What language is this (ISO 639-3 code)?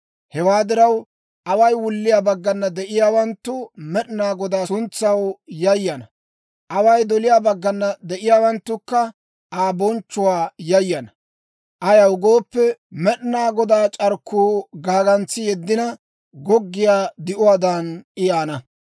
dwr